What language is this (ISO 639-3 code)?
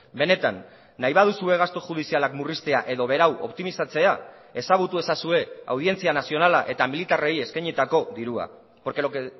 eus